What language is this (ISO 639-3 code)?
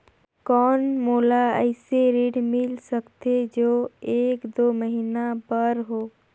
hne